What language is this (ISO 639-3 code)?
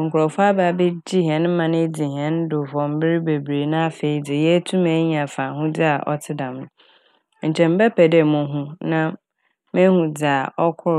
aka